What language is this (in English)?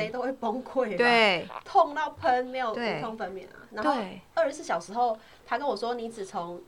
Chinese